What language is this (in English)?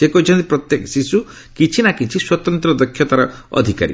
Odia